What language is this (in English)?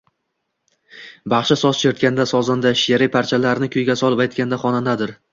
Uzbek